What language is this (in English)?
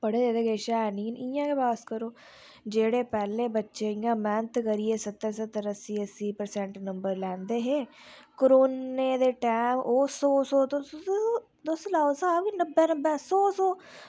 Dogri